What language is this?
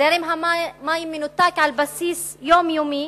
Hebrew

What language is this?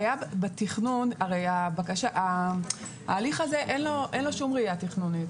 Hebrew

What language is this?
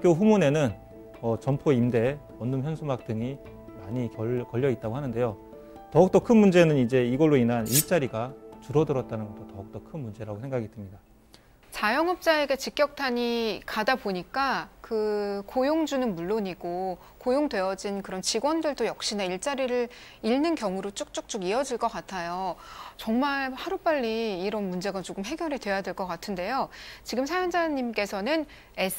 Korean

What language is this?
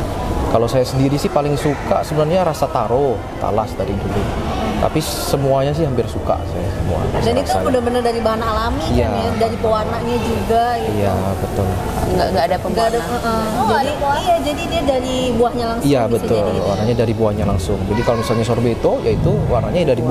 Indonesian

